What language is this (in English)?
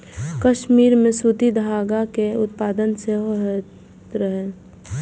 Maithili